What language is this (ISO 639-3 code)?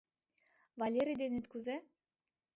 chm